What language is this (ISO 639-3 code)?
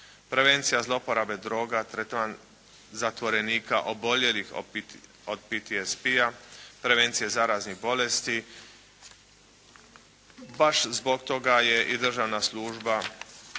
hrv